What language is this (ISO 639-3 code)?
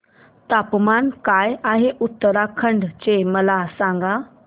mar